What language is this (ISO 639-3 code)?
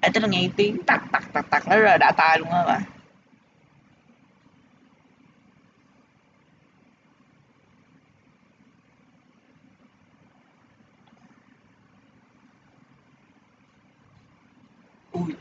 vie